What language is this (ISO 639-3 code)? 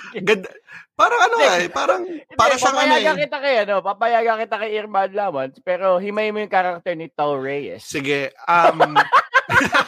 fil